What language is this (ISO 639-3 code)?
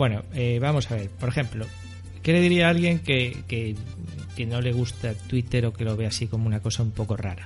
spa